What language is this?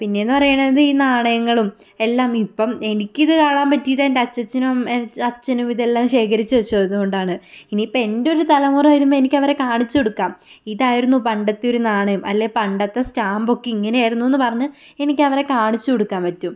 Malayalam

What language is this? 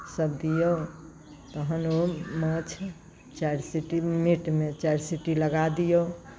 Maithili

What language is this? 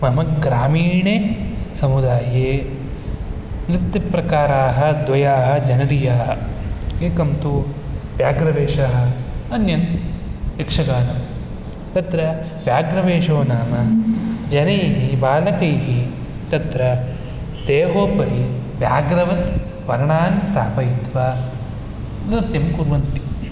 Sanskrit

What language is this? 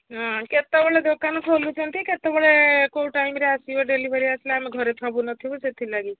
Odia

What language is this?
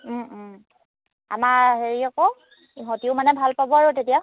Assamese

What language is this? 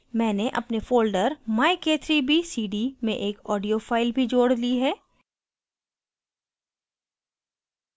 Hindi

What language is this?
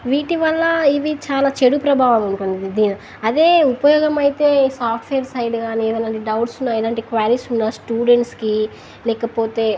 Telugu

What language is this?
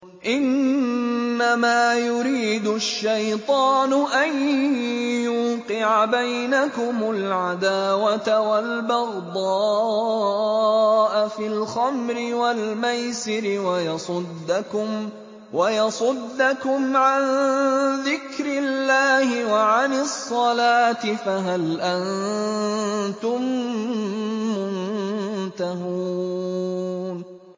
Arabic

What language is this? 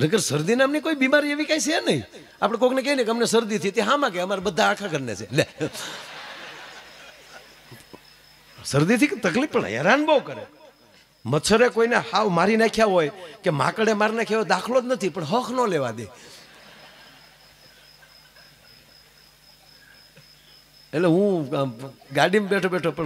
Arabic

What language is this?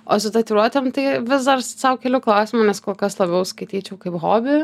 Lithuanian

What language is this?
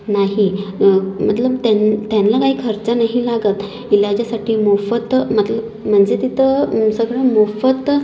Marathi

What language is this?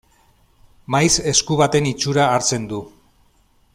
Basque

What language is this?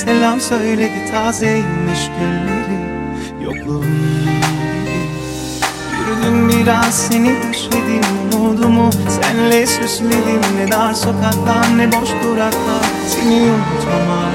Turkish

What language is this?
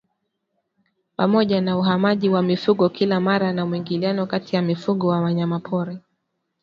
Swahili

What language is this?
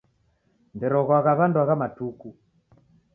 Taita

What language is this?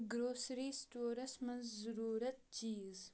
Kashmiri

